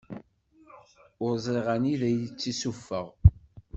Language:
Kabyle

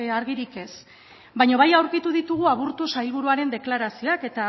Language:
Basque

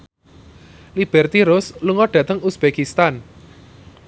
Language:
Javanese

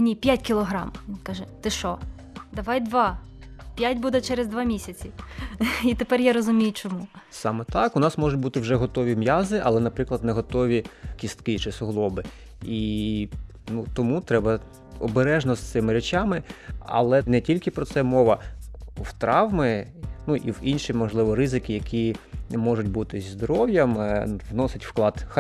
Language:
Ukrainian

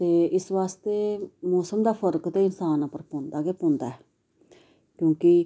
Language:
Dogri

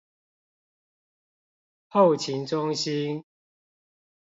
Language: Chinese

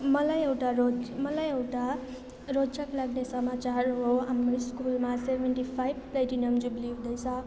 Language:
Nepali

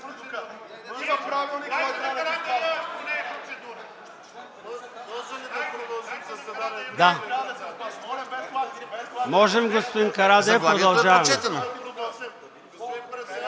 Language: Bulgarian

